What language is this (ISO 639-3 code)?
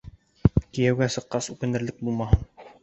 bak